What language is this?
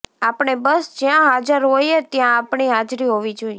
Gujarati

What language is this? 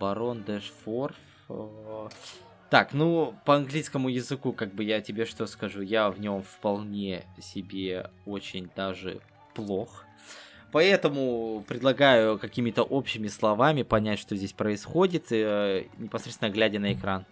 Russian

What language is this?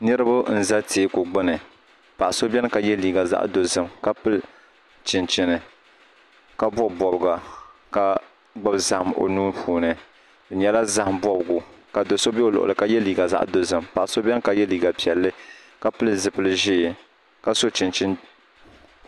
Dagbani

